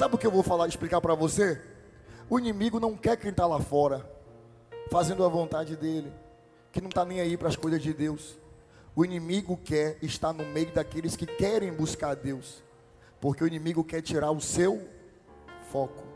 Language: Portuguese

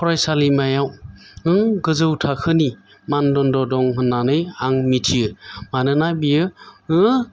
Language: Bodo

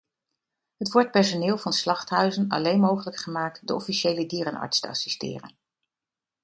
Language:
Dutch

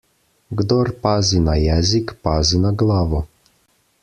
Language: Slovenian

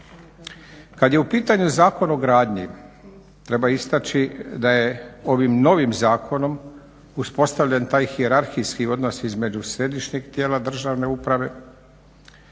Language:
Croatian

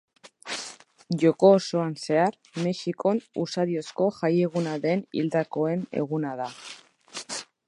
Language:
Basque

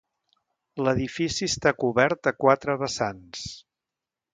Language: Catalan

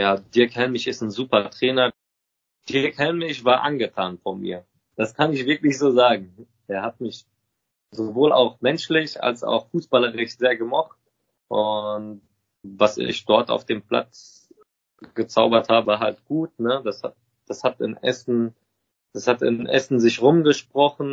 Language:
German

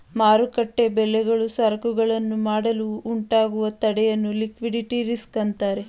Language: Kannada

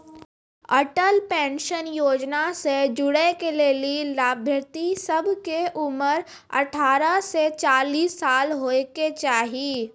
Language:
Maithili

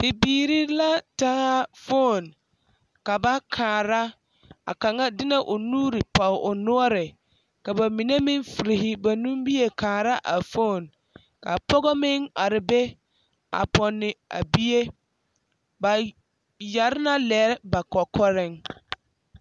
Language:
Southern Dagaare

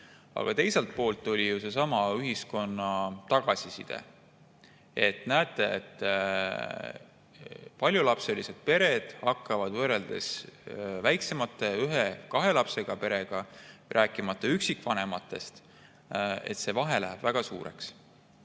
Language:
Estonian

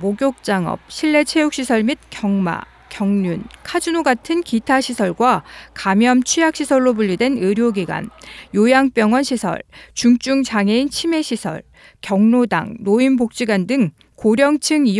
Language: Korean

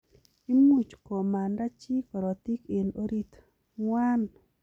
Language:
Kalenjin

